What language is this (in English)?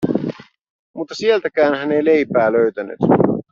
Finnish